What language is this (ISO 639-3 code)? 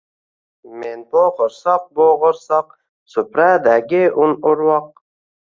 uzb